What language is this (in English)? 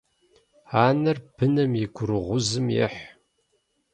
Kabardian